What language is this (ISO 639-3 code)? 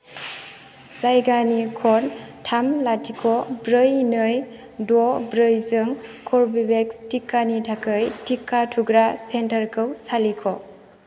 brx